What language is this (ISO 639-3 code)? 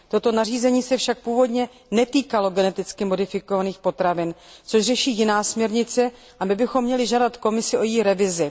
ces